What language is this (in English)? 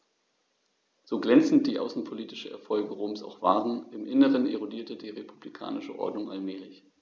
German